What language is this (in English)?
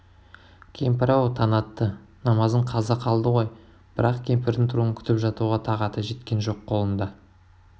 Kazakh